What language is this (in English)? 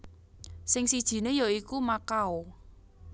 Javanese